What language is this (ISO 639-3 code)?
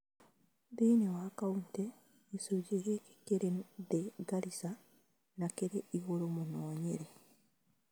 kik